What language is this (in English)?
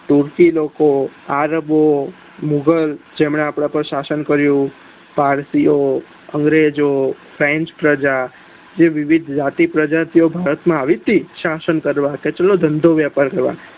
Gujarati